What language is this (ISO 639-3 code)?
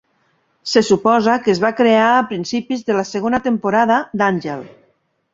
cat